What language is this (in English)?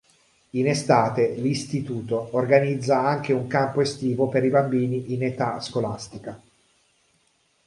Italian